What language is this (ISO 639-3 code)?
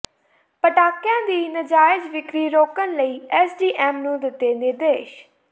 pan